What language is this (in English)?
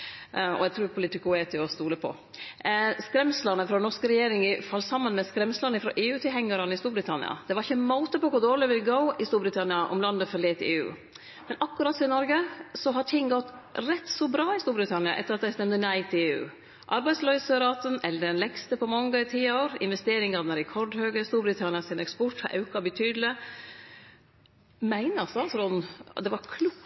Norwegian Nynorsk